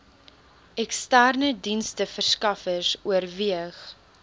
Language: Afrikaans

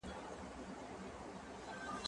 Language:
Pashto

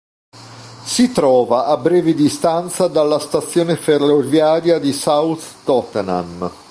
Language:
Italian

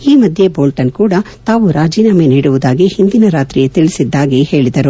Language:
Kannada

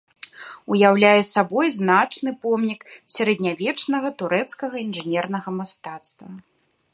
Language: Belarusian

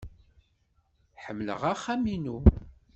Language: Kabyle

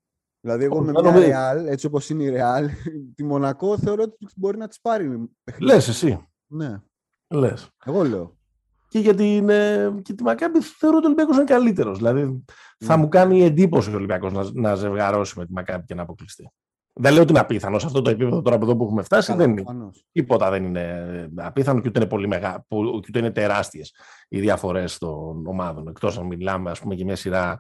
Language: Greek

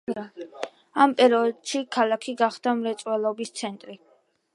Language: Georgian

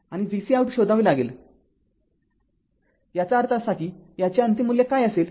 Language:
Marathi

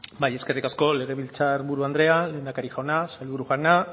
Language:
Basque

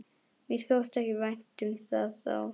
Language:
Icelandic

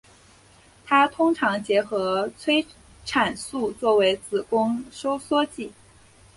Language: Chinese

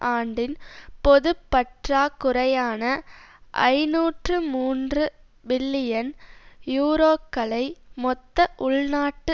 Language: Tamil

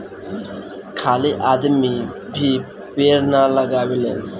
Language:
Bhojpuri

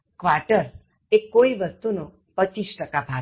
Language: Gujarati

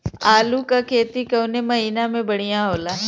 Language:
Bhojpuri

